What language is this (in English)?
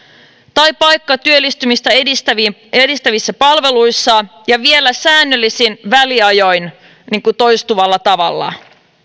Finnish